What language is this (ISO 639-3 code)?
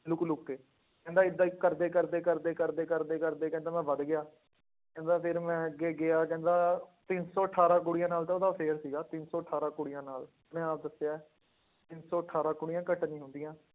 pan